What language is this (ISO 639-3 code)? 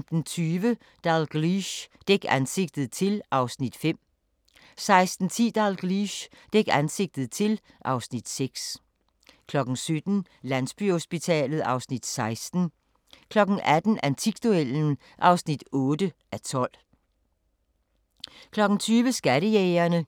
dan